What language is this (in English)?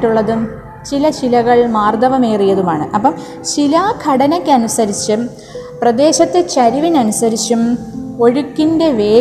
Malayalam